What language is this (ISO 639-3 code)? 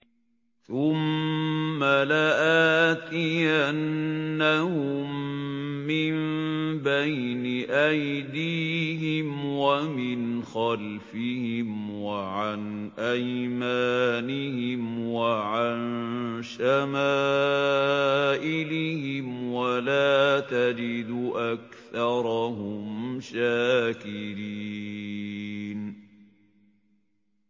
ara